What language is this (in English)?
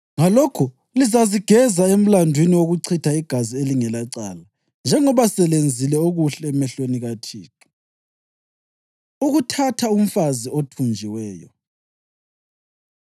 North Ndebele